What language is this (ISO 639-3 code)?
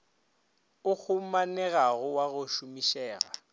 nso